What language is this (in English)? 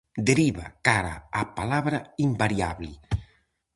Galician